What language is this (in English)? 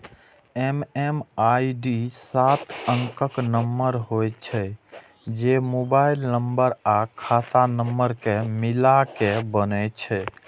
Maithili